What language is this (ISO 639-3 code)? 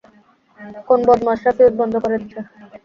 ben